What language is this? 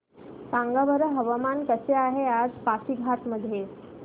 Marathi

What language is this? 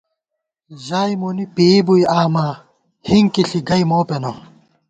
Gawar-Bati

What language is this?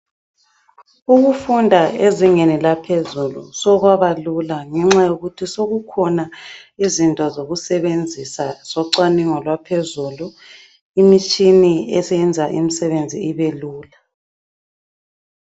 North Ndebele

